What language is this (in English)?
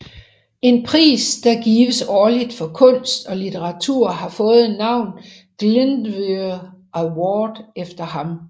Danish